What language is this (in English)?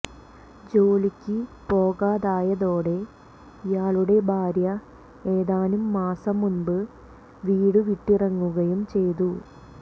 Malayalam